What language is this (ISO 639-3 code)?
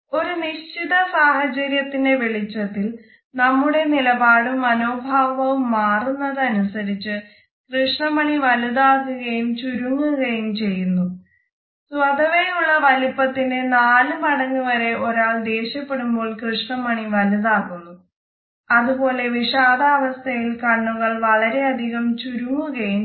mal